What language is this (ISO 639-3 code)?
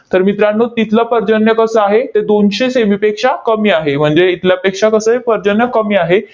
mar